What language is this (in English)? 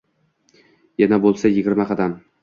Uzbek